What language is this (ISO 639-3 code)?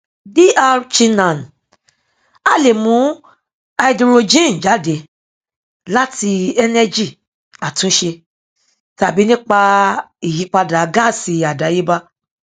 yor